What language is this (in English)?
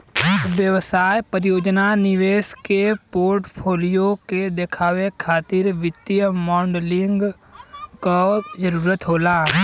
Bhojpuri